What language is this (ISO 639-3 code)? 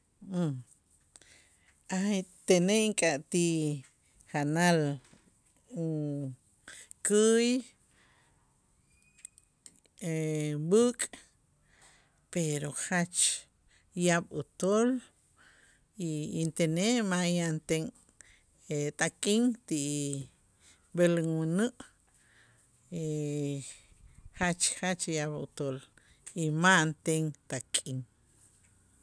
itz